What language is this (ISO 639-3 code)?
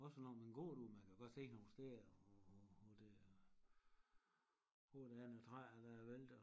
dan